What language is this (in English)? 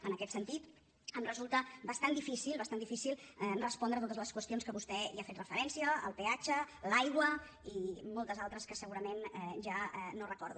Catalan